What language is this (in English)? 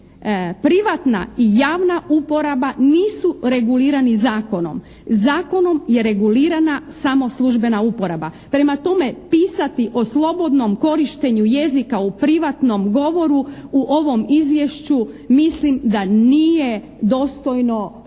Croatian